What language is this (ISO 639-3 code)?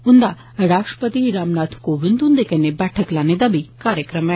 doi